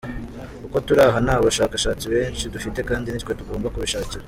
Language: Kinyarwanda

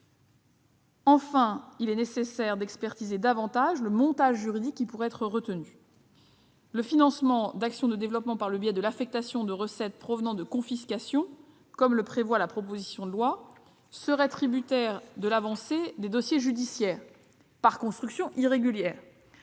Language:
French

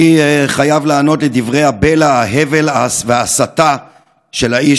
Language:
Hebrew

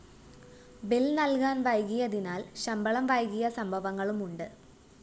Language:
Malayalam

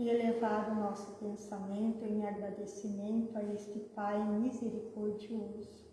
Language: Portuguese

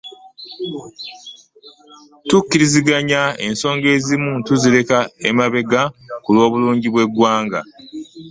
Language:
Ganda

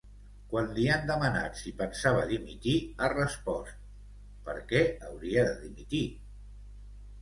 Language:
Catalan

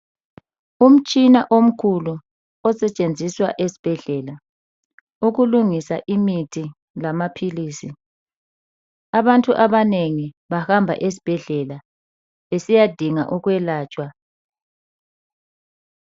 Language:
North Ndebele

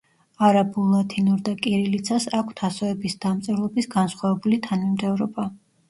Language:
Georgian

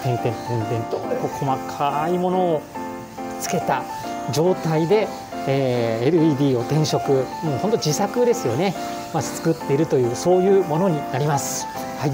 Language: Japanese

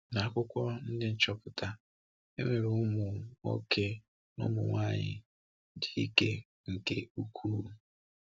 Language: Igbo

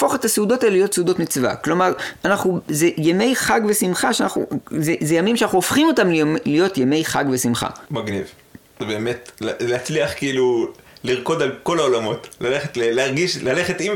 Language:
Hebrew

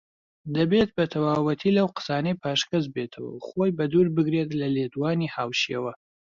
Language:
Central Kurdish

